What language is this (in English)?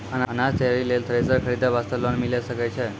Maithili